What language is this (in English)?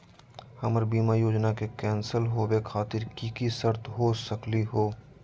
Magahi